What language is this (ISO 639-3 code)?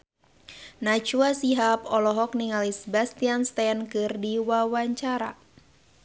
sun